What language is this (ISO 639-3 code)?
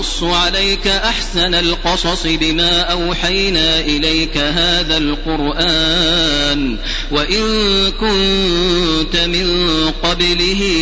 ara